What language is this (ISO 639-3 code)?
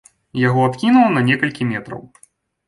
bel